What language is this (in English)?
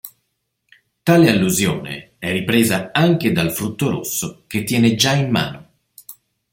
Italian